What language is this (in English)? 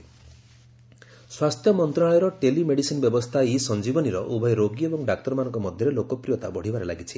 Odia